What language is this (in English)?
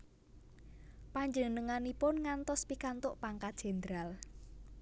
Javanese